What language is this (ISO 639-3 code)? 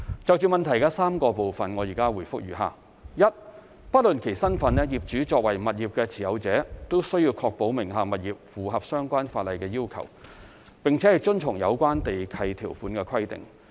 yue